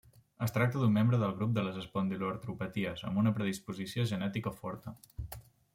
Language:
Catalan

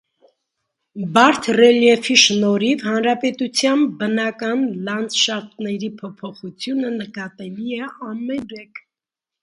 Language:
Armenian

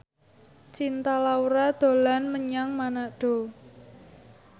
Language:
Javanese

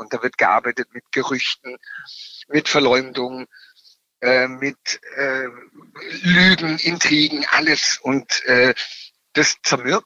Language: German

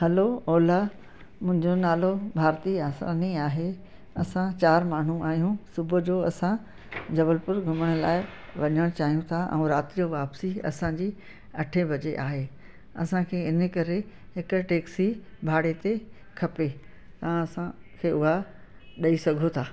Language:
Sindhi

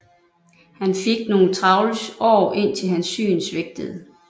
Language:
Danish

